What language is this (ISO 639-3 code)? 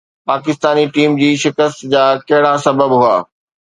snd